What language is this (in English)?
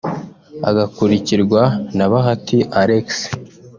Kinyarwanda